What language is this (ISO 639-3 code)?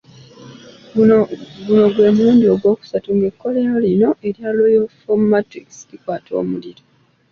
lug